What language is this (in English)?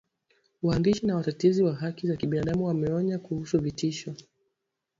Swahili